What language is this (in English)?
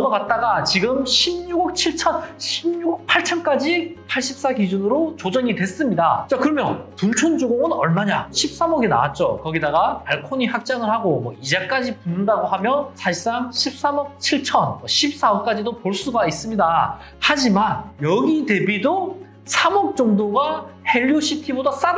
Korean